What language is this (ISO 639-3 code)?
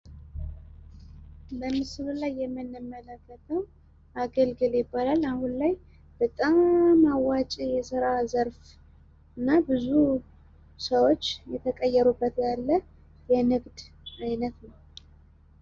amh